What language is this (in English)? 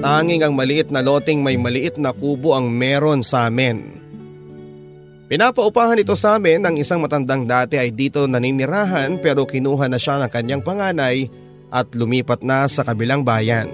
Filipino